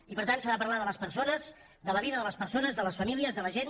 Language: Catalan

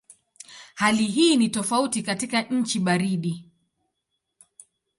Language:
Swahili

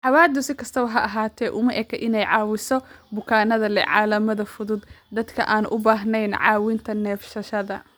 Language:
Somali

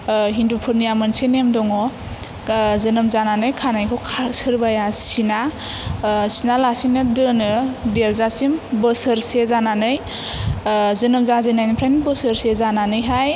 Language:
Bodo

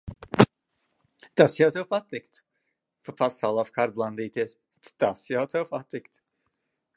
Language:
Latvian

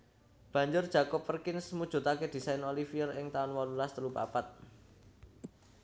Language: Javanese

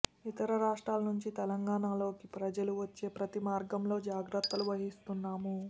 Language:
Telugu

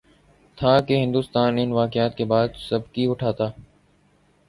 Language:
Urdu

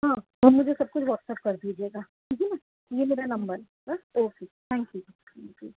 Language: Urdu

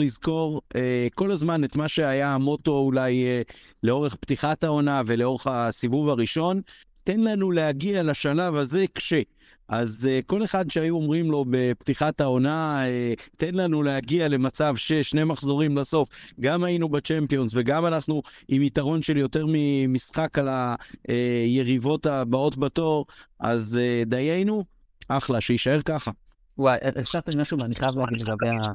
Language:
Hebrew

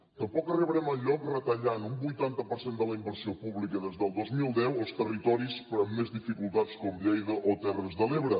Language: Catalan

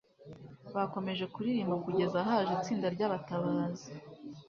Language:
Kinyarwanda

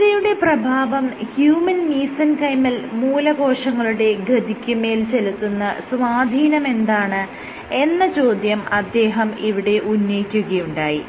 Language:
Malayalam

